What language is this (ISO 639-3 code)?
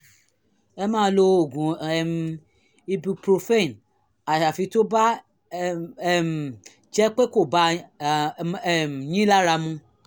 yor